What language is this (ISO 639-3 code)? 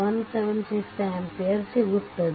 kan